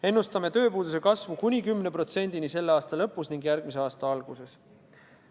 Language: Estonian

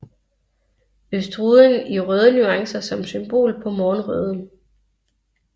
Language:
Danish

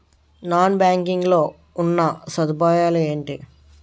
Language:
Telugu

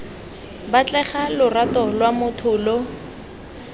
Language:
Tswana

